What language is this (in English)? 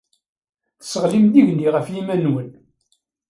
Kabyle